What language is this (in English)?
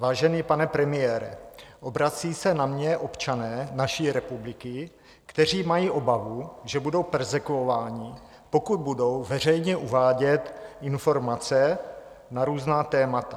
Czech